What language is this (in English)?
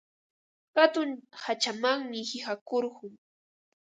Ambo-Pasco Quechua